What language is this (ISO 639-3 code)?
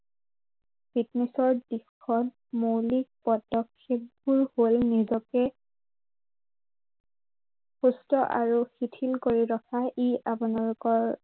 asm